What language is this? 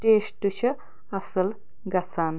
Kashmiri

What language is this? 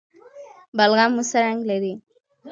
Pashto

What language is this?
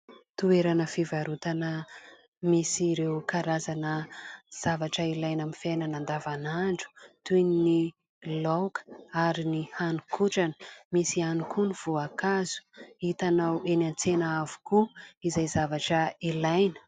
Malagasy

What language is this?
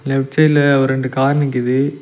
Tamil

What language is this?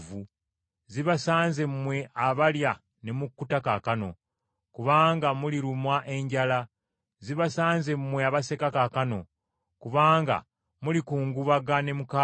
Ganda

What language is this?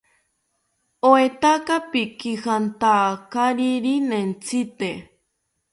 South Ucayali Ashéninka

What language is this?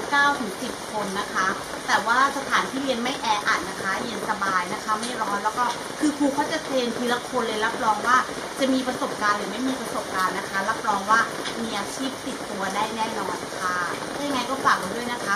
Thai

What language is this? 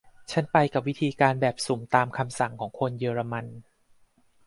Thai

